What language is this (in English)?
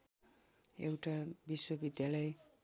Nepali